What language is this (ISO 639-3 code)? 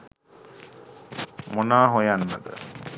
sin